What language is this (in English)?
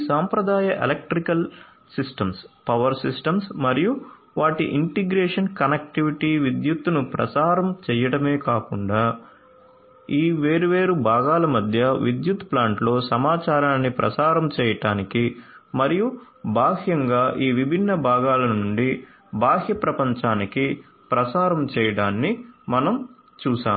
Telugu